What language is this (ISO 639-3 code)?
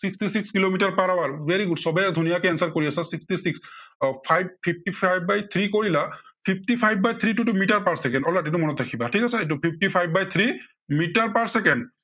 asm